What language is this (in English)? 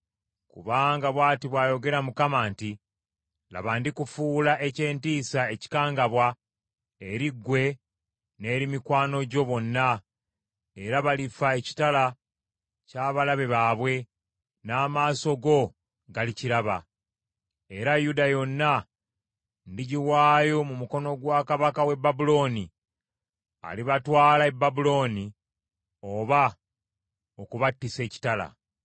Ganda